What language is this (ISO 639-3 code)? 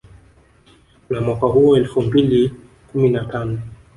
swa